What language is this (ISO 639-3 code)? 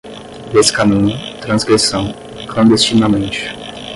por